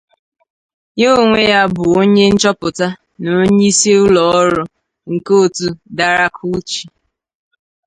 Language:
Igbo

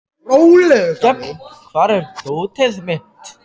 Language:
Icelandic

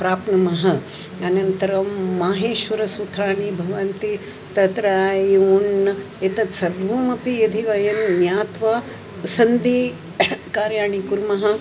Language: Sanskrit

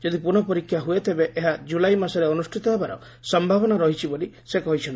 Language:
Odia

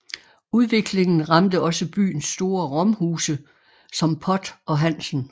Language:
Danish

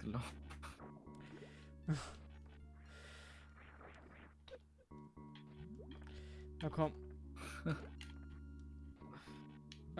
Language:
German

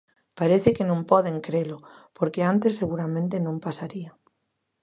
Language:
Galician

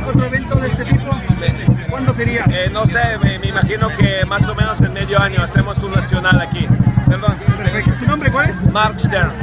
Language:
Spanish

